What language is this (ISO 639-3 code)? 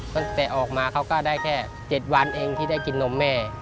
tha